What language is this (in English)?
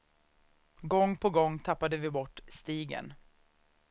Swedish